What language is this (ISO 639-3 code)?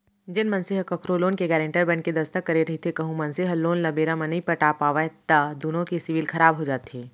hne